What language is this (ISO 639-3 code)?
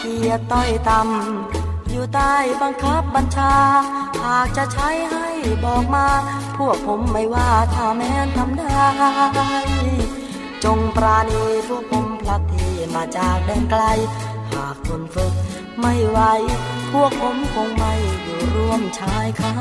tha